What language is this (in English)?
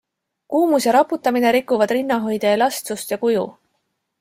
Estonian